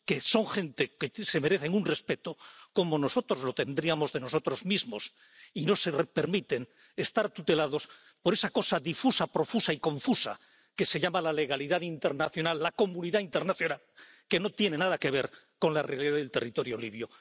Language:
Spanish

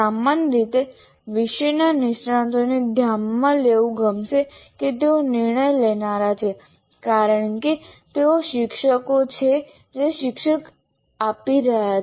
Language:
Gujarati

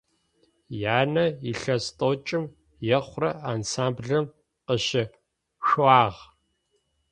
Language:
Adyghe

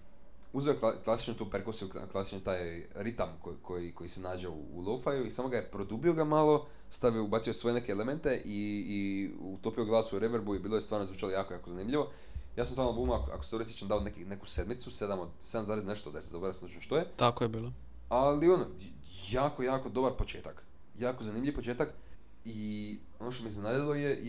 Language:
Croatian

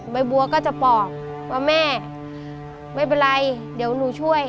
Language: Thai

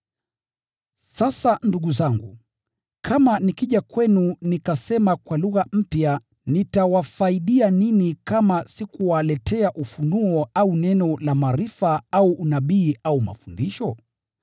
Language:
Swahili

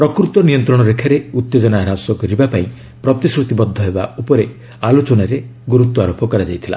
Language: Odia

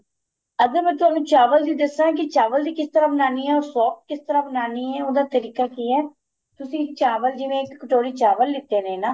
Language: Punjabi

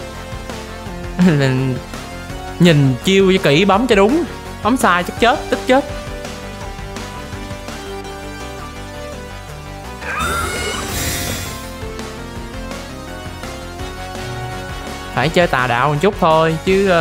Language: Vietnamese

